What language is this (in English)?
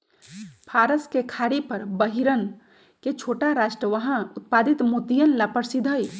Magahi